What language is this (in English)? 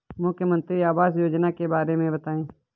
Hindi